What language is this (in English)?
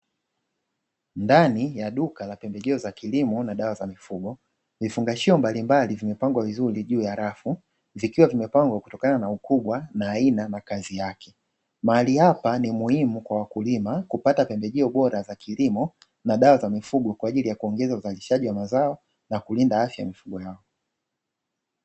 Swahili